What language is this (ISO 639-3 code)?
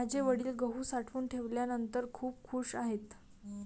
mar